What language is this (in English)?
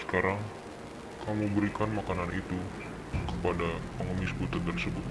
Indonesian